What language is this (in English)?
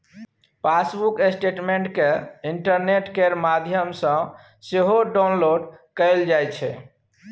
Maithili